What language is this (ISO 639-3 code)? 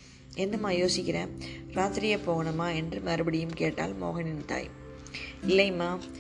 tam